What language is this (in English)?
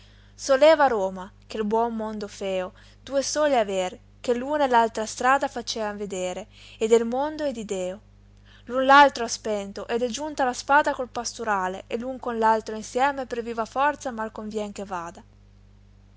Italian